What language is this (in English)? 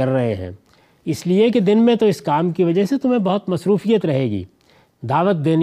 Urdu